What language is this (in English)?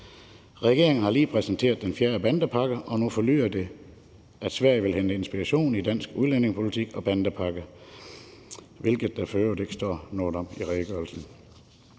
Danish